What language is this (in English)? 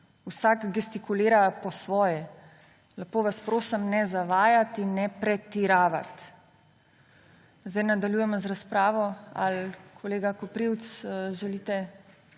Slovenian